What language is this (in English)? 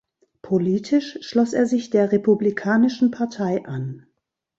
German